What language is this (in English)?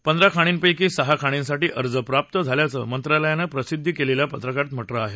Marathi